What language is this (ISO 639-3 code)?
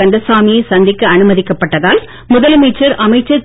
tam